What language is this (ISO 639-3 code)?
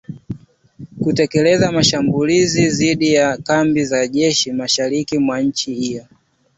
swa